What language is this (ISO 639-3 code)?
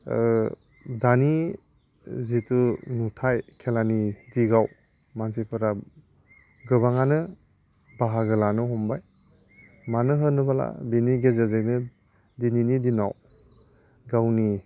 brx